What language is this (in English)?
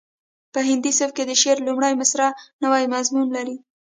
Pashto